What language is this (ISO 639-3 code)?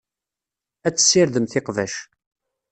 kab